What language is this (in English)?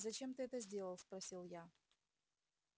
Russian